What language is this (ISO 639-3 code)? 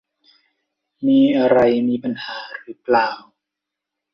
tha